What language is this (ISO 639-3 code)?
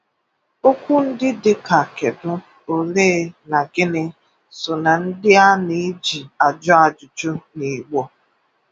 ibo